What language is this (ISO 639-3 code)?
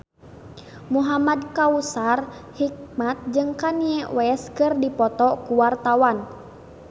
sun